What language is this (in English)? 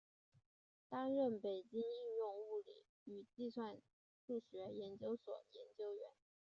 Chinese